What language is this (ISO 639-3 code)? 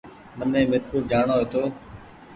gig